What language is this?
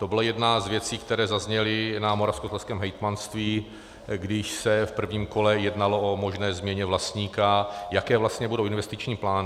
Czech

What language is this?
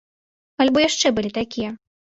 Belarusian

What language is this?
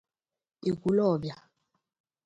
Igbo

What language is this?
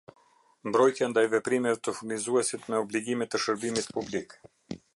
Albanian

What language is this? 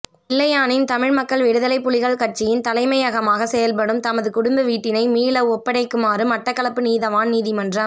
Tamil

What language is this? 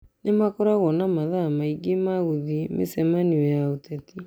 Kikuyu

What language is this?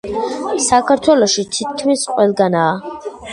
Georgian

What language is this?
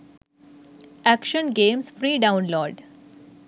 Sinhala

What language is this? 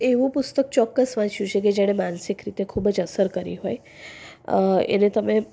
Gujarati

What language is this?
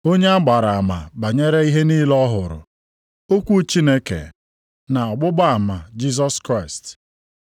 Igbo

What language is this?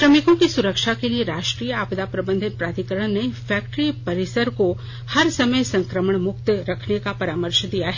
Hindi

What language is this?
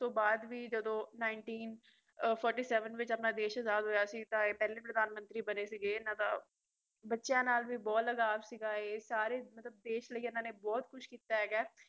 Punjabi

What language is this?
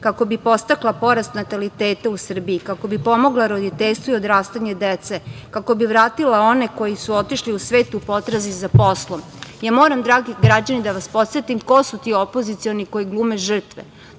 Serbian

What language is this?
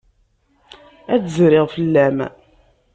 Kabyle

